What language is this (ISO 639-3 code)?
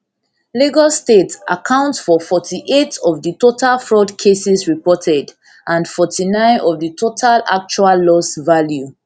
pcm